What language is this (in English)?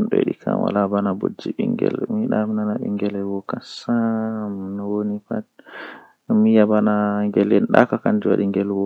Western Niger Fulfulde